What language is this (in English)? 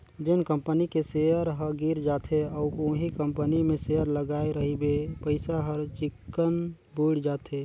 Chhattisgarhi